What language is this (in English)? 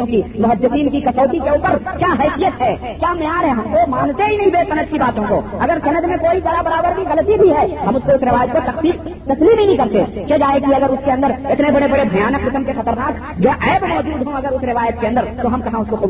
Urdu